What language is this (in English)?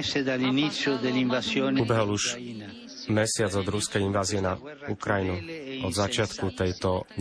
Slovak